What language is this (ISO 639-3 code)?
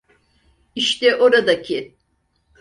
tur